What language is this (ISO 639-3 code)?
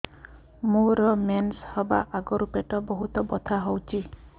ori